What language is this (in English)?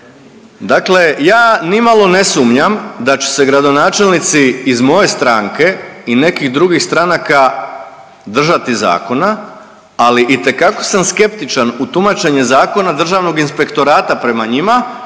Croatian